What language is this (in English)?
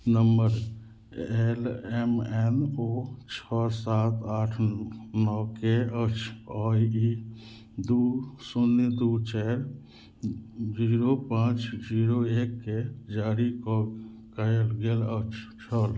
Maithili